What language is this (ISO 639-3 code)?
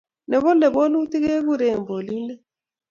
kln